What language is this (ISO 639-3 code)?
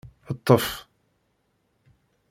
kab